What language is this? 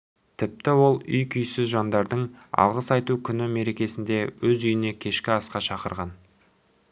Kazakh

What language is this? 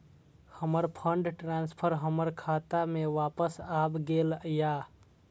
Maithili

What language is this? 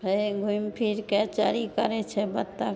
Maithili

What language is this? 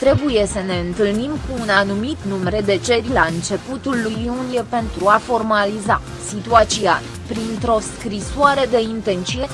Romanian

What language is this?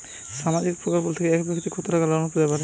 Bangla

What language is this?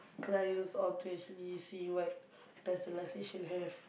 English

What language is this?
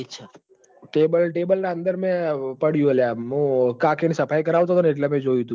Gujarati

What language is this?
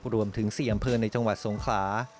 Thai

